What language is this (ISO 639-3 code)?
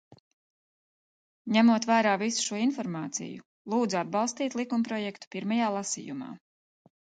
lav